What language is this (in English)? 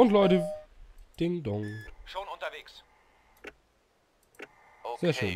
German